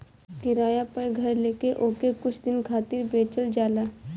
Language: Bhojpuri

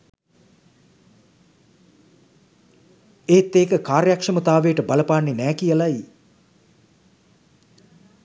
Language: Sinhala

